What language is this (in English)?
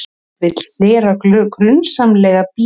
Icelandic